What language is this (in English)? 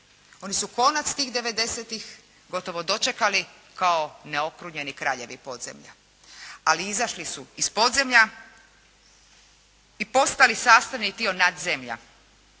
Croatian